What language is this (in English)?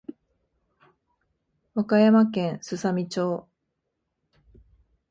Japanese